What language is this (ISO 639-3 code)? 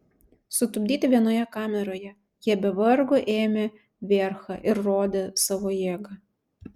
lit